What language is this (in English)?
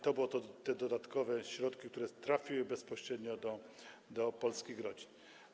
Polish